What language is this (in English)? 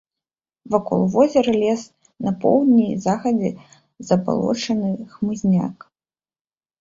Belarusian